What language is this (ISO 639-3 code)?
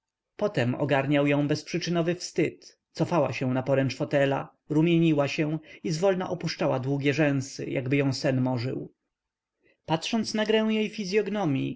pol